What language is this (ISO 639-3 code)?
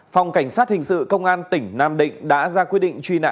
vie